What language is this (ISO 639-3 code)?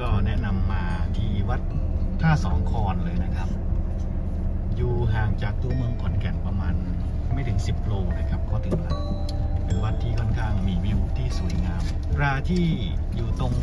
tha